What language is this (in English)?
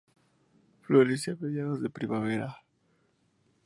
Spanish